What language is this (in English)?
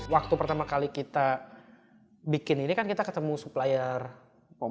Indonesian